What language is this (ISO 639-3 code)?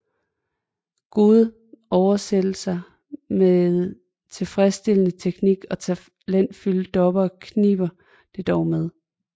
dan